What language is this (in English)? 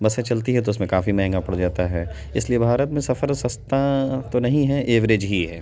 Urdu